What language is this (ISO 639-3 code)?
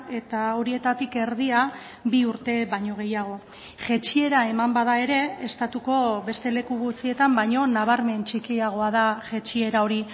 eus